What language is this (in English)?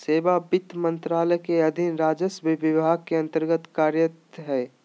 Magahi